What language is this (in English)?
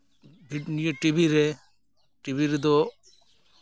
Santali